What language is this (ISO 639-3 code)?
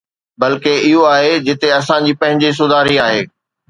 snd